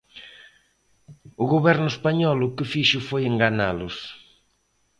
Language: Galician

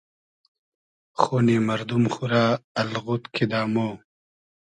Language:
Hazaragi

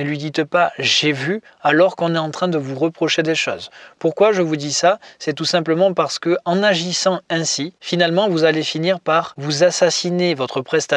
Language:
French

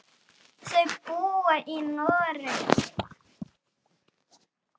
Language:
Icelandic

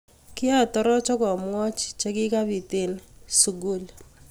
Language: Kalenjin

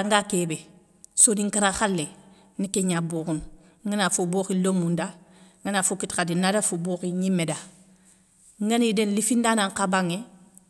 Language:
Soninke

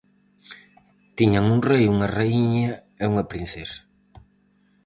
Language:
Galician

